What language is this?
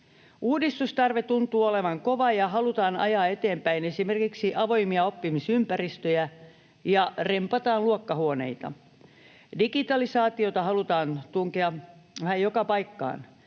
Finnish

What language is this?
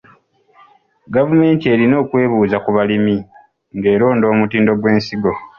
Ganda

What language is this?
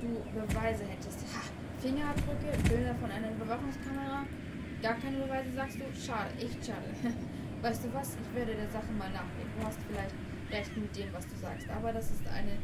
German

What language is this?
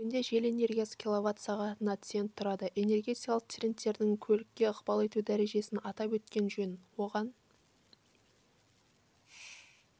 Kazakh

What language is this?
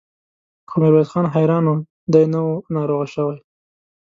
Pashto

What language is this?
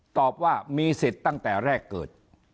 Thai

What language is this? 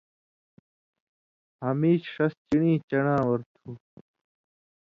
Indus Kohistani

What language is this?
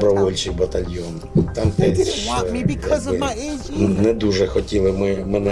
English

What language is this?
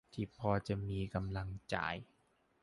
Thai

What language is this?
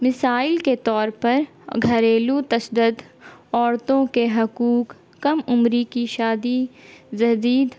Urdu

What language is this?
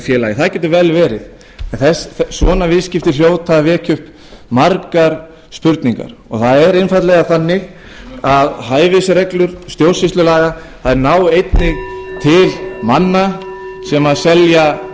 Icelandic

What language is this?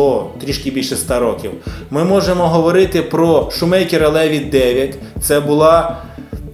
Ukrainian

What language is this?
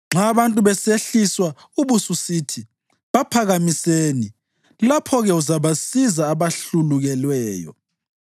North Ndebele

